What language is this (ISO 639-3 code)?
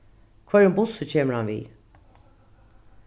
fao